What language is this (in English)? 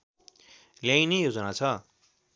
Nepali